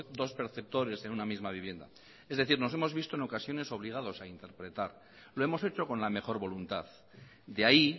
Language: Spanish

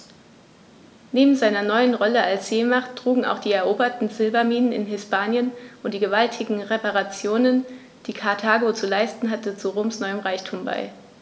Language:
German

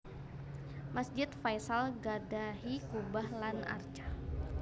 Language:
Javanese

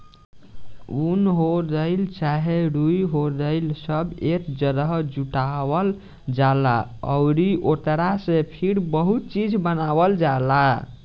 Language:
Bhojpuri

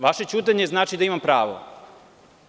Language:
Serbian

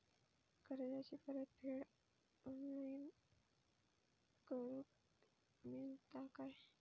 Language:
Marathi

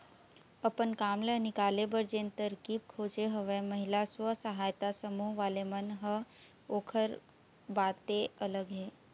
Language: Chhattisgarhi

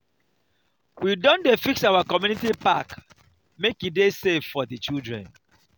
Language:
Nigerian Pidgin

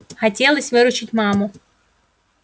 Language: Russian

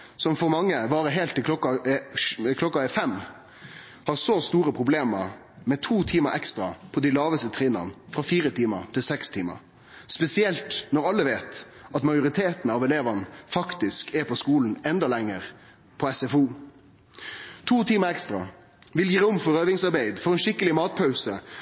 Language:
Norwegian Nynorsk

